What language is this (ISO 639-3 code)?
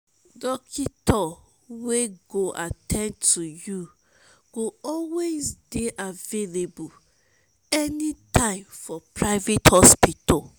pcm